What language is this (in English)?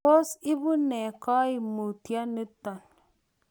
Kalenjin